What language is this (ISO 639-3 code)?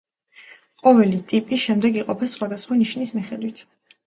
kat